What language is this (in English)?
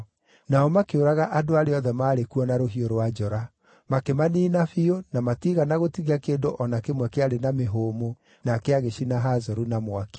Kikuyu